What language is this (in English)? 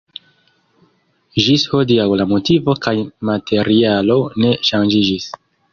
Esperanto